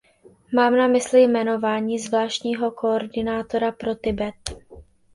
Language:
Czech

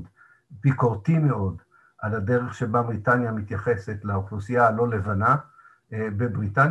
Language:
Hebrew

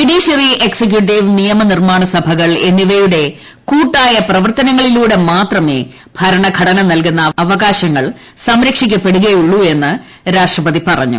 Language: Malayalam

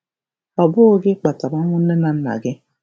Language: Igbo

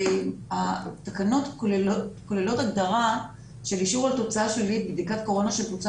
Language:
Hebrew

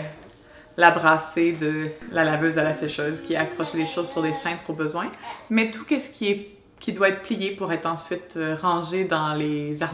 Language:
French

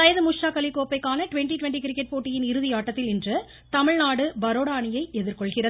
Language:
Tamil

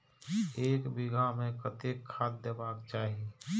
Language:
Maithili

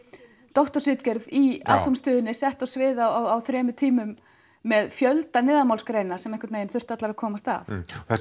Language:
Icelandic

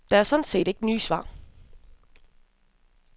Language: Danish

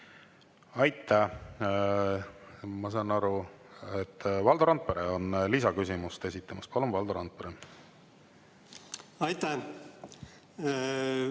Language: Estonian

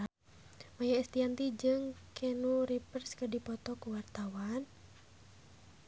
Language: Sundanese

